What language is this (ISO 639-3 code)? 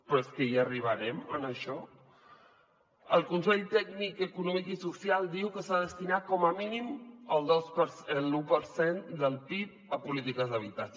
cat